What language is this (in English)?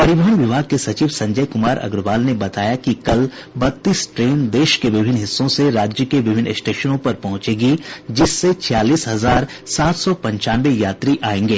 Hindi